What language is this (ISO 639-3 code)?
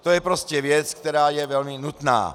ces